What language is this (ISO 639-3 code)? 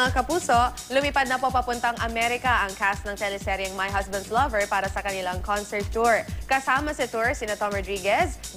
fil